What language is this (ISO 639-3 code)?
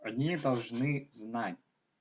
rus